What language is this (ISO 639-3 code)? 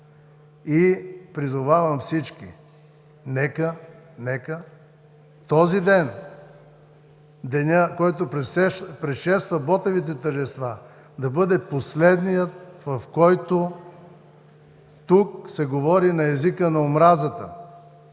bul